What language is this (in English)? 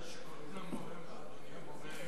Hebrew